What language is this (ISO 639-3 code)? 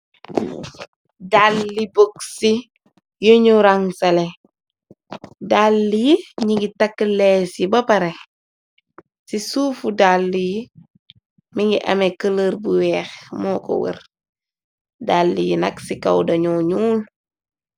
wol